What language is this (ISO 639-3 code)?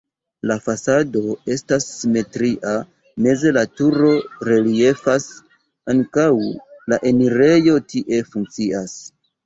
epo